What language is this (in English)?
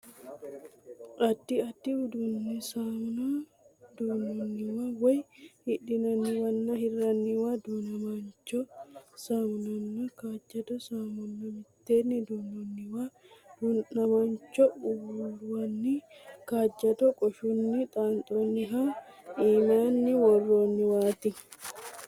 Sidamo